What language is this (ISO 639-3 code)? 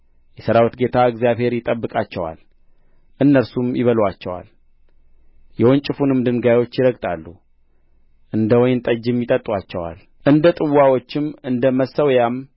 amh